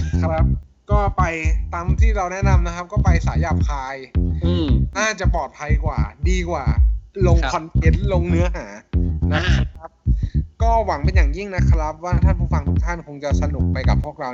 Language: Thai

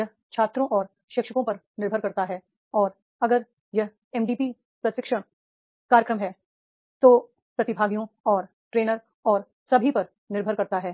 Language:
Hindi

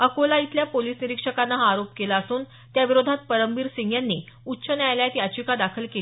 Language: Marathi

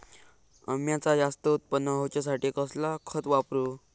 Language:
Marathi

